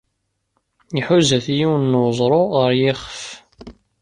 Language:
Kabyle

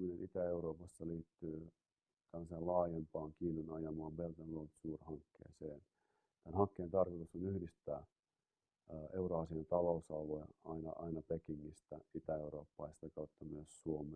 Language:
Finnish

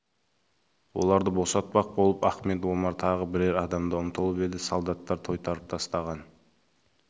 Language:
Kazakh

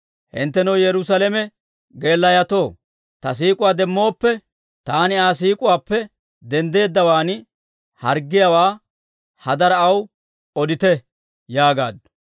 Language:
Dawro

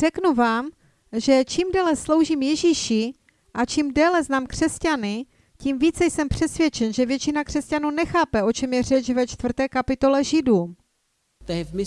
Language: Czech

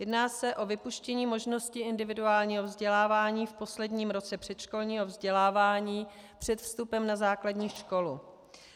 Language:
Czech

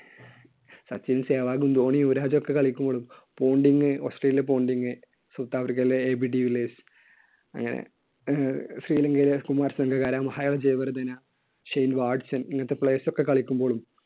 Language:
Malayalam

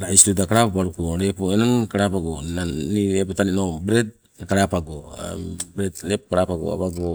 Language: Sibe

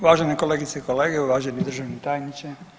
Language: Croatian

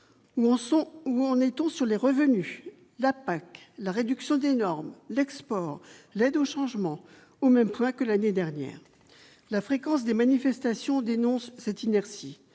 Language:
French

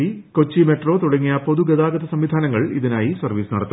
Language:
Malayalam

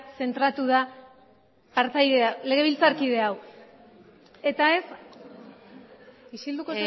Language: Basque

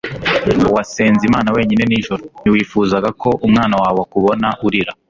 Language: Kinyarwanda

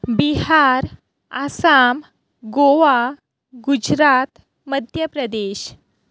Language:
Konkani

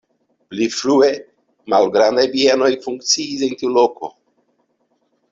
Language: Esperanto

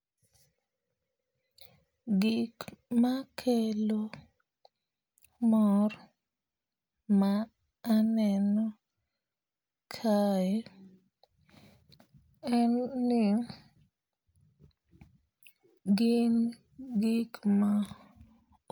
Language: Luo (Kenya and Tanzania)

